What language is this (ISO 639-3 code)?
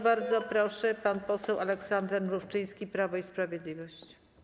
pol